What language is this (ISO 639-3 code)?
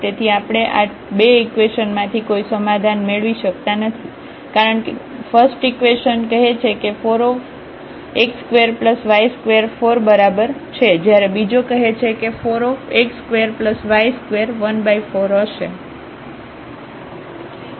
guj